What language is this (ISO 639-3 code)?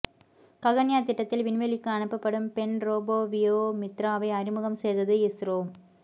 tam